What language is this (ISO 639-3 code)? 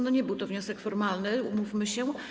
pol